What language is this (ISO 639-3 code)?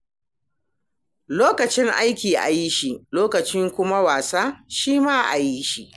hau